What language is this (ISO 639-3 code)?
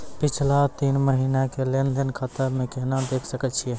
mai